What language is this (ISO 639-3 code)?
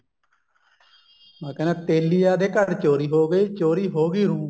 pan